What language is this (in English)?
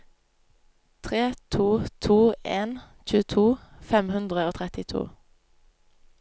Norwegian